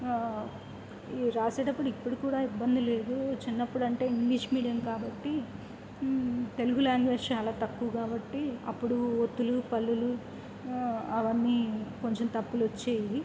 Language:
Telugu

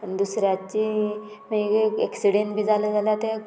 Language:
Konkani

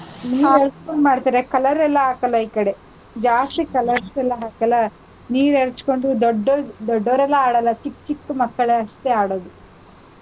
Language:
Kannada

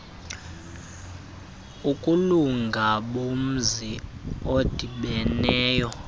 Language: Xhosa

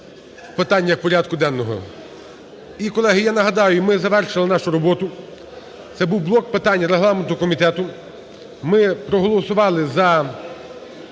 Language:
Ukrainian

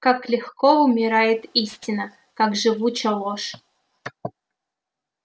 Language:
Russian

